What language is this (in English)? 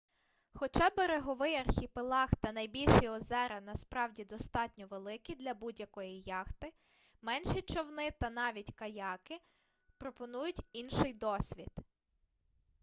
Ukrainian